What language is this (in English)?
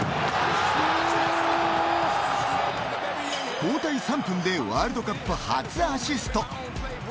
Japanese